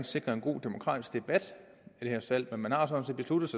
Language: Danish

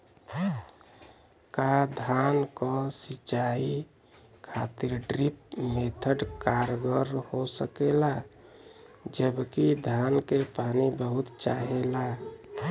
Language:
Bhojpuri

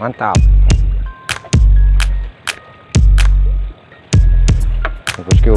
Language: Indonesian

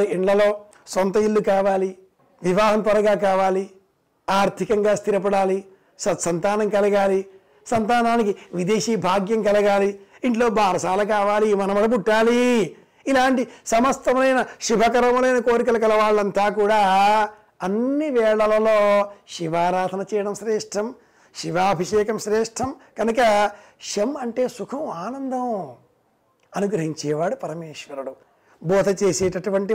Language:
Telugu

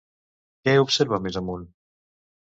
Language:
Catalan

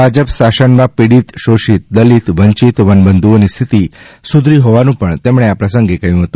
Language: Gujarati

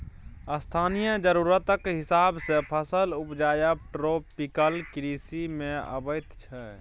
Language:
Maithili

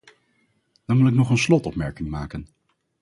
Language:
Dutch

